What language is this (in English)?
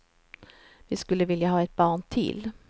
Swedish